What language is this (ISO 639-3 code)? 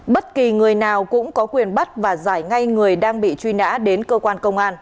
vie